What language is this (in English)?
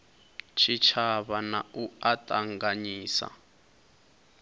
Venda